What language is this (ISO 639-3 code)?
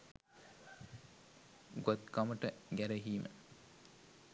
sin